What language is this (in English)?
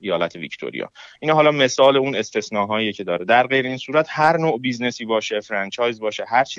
Persian